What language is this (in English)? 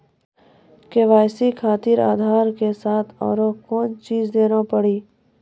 Maithili